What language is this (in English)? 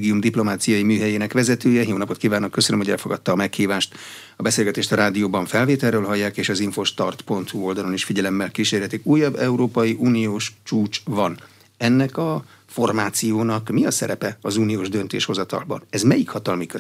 Hungarian